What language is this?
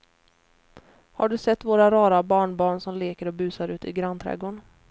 Swedish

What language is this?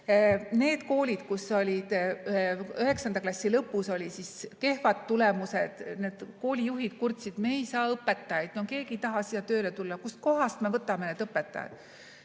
Estonian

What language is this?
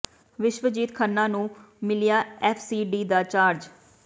Punjabi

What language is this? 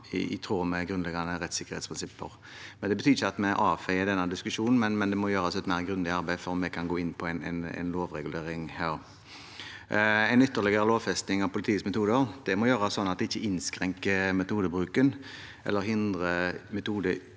Norwegian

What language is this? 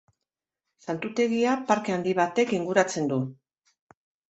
Basque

